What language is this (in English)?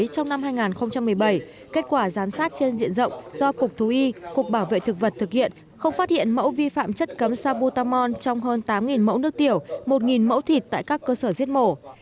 Vietnamese